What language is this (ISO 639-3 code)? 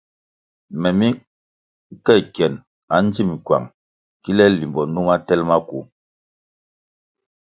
nmg